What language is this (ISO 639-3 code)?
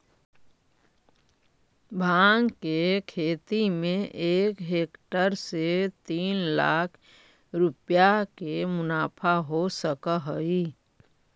mag